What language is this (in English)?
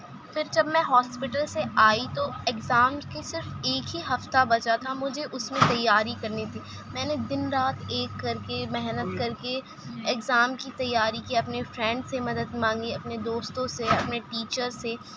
Urdu